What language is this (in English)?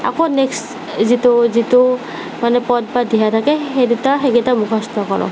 Assamese